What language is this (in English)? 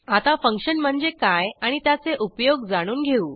Marathi